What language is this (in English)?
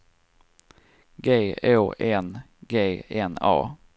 Swedish